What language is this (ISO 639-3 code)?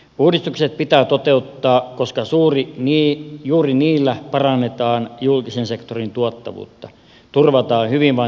fin